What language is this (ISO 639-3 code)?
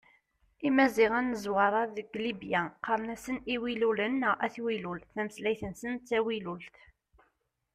kab